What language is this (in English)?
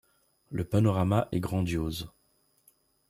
French